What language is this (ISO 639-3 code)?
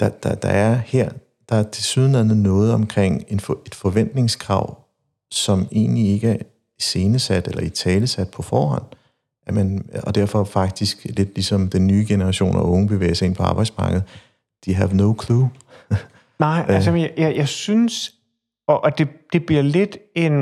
dan